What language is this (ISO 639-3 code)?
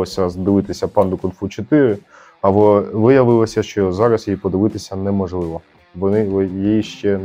ukr